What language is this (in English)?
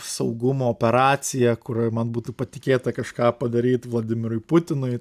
Lithuanian